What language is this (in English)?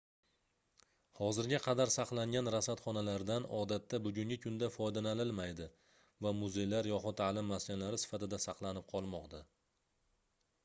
Uzbek